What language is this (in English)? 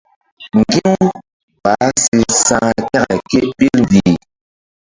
Mbum